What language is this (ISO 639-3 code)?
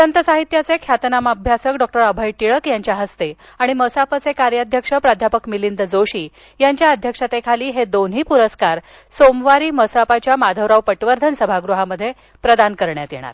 mar